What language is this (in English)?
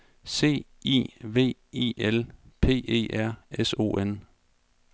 Danish